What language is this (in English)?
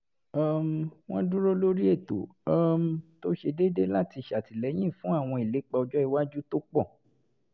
Yoruba